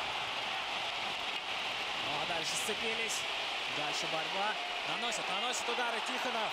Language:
Russian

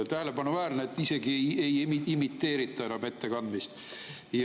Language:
Estonian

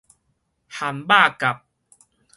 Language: Min Nan Chinese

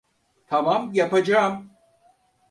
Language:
Turkish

